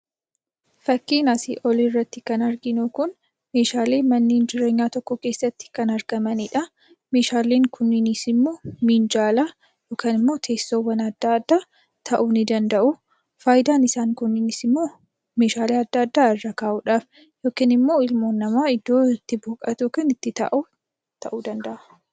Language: Oromo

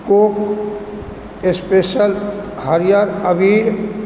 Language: Maithili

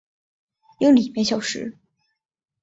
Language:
Chinese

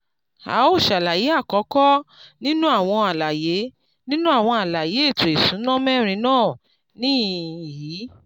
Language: Yoruba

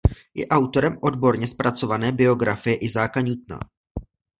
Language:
Czech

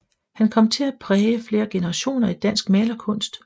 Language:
Danish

